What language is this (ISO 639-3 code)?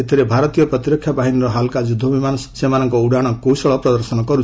ori